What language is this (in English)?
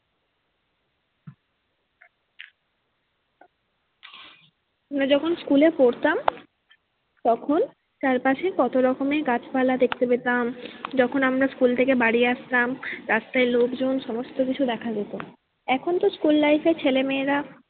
Bangla